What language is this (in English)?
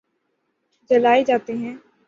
Urdu